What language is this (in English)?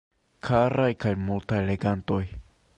Esperanto